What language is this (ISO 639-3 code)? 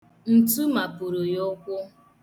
ibo